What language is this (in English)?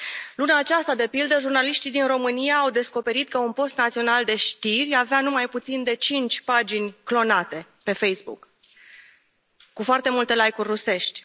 Romanian